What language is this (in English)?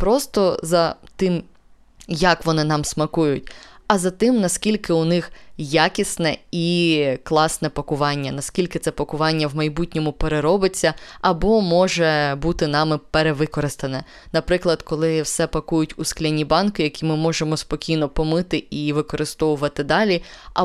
Ukrainian